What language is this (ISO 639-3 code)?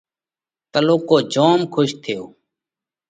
kvx